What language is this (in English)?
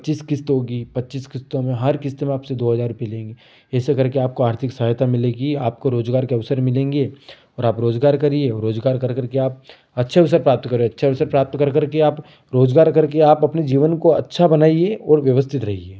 Hindi